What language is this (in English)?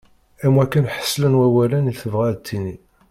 Kabyle